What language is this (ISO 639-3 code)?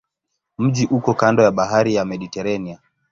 swa